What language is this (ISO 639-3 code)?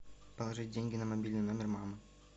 rus